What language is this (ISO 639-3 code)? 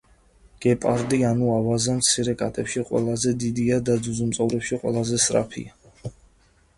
kat